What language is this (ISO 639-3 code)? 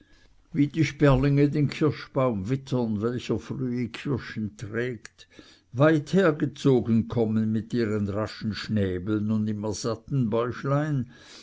deu